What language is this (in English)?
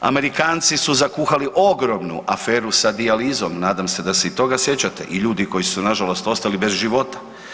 Croatian